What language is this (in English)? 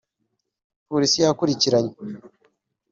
Kinyarwanda